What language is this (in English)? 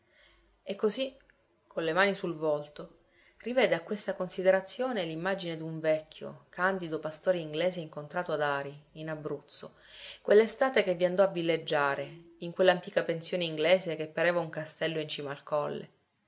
Italian